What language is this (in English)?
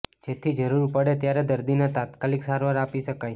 Gujarati